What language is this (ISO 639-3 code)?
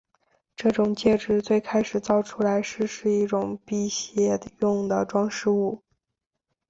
zho